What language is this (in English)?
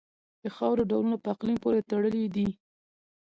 Pashto